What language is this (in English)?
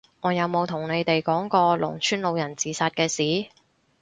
Cantonese